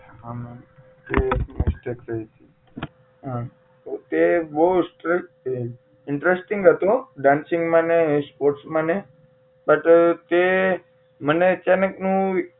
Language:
Gujarati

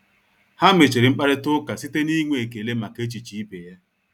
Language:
Igbo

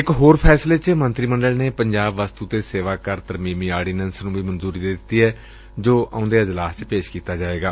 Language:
Punjabi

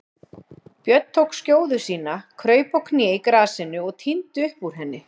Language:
Icelandic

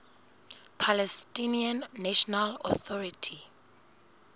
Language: Southern Sotho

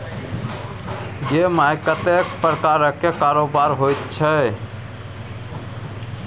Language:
Maithili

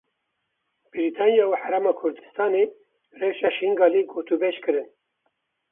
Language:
Kurdish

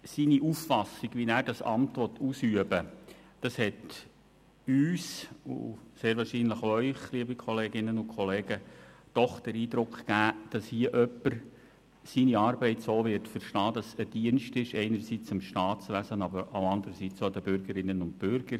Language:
Swiss German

